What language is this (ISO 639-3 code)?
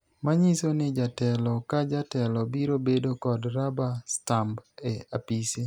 luo